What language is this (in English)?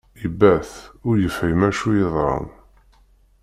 Kabyle